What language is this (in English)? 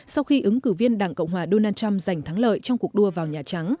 Vietnamese